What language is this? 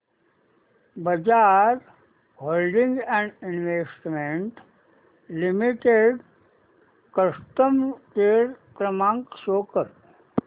Marathi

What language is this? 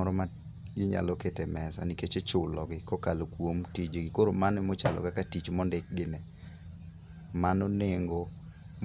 Luo (Kenya and Tanzania)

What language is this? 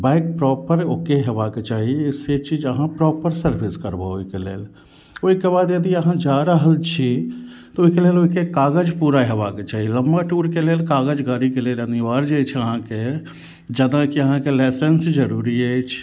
Maithili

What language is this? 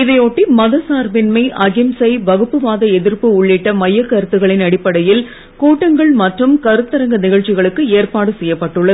Tamil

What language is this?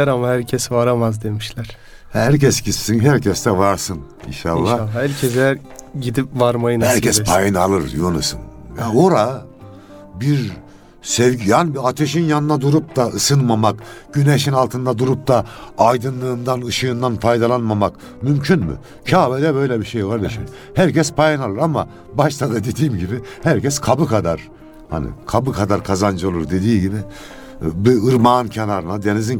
Turkish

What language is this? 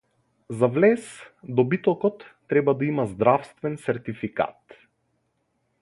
Macedonian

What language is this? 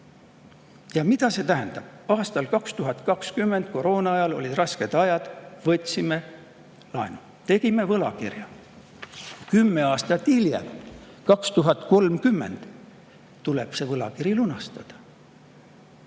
Estonian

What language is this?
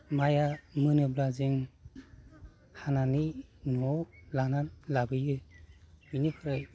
Bodo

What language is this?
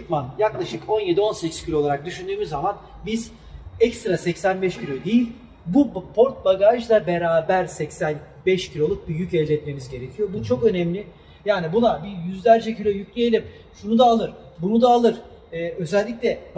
Turkish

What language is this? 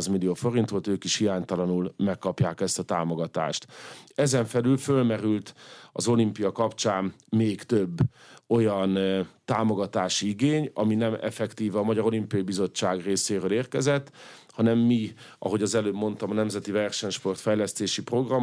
Hungarian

